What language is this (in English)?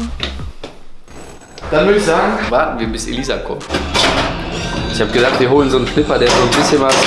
German